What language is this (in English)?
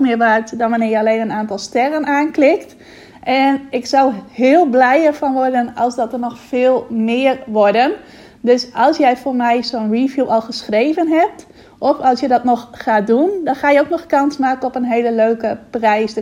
Dutch